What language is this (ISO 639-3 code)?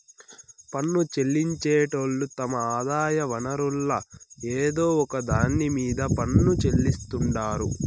tel